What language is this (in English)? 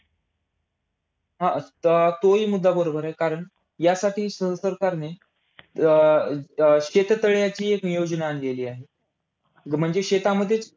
Marathi